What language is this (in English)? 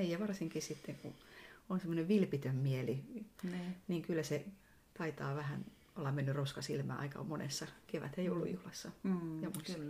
Finnish